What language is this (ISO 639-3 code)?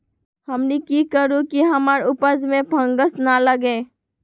mag